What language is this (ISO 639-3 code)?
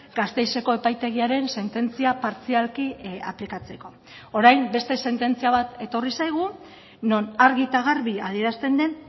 eus